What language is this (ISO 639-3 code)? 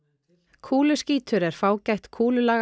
isl